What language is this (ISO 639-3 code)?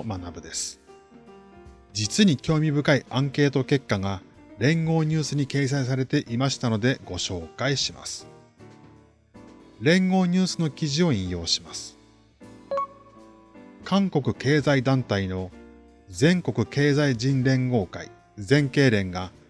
jpn